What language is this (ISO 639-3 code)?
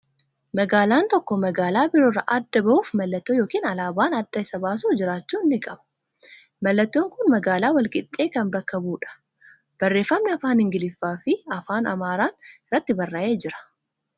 orm